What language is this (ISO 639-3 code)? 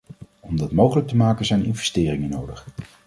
nld